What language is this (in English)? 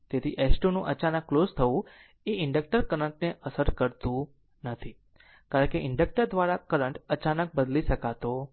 Gujarati